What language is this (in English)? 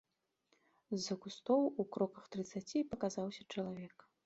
Belarusian